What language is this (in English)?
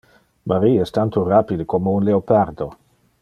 Interlingua